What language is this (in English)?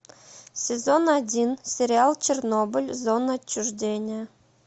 Russian